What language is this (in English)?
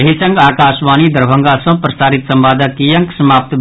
Maithili